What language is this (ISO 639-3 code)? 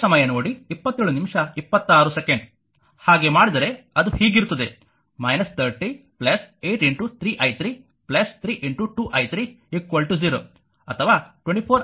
kan